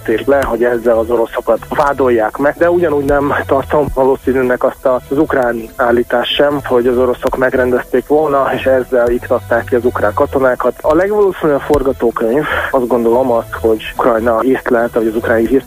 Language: Hungarian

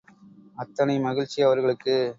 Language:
Tamil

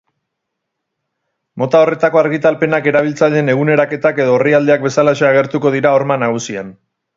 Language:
Basque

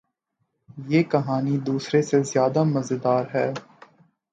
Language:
Urdu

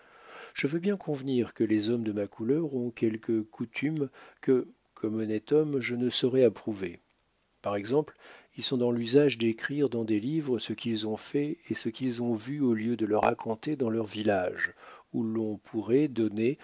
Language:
French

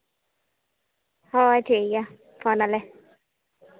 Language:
Santali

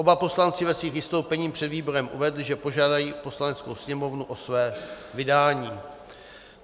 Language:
Czech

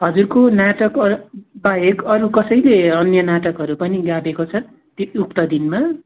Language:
Nepali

